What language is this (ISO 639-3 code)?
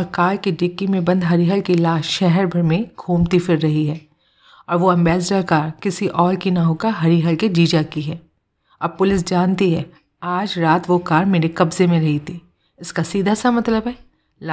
hin